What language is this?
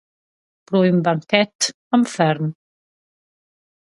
Romansh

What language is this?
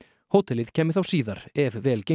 Icelandic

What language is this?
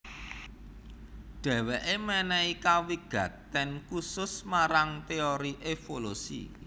Javanese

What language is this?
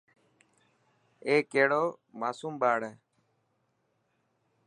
Dhatki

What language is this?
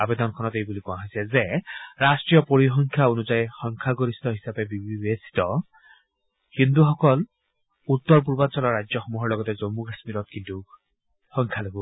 Assamese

